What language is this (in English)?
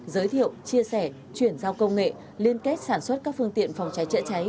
Vietnamese